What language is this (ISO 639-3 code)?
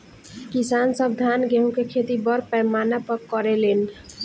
bho